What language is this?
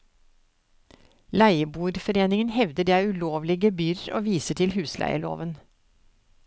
Norwegian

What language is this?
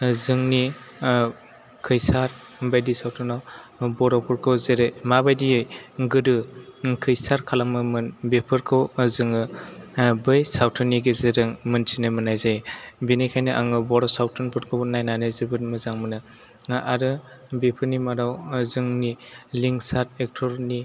Bodo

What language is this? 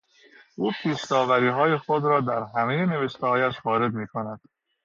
Persian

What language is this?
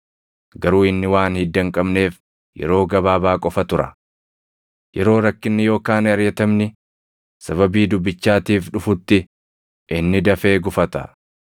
Oromo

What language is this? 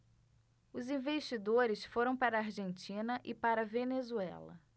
Portuguese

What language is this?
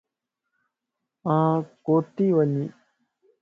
Lasi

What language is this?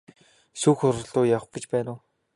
Mongolian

